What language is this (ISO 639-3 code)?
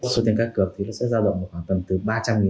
vie